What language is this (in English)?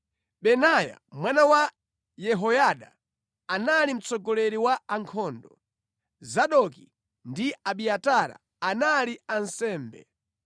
Nyanja